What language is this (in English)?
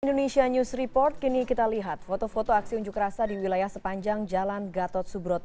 Indonesian